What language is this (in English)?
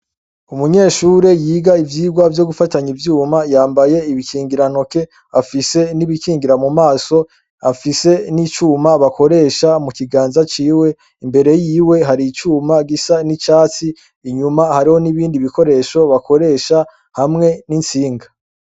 Rundi